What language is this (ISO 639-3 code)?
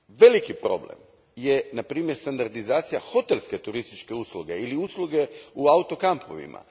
hrv